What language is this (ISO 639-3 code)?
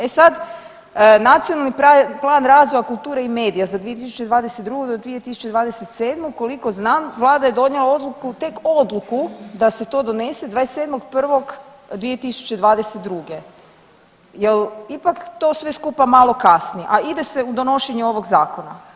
hrv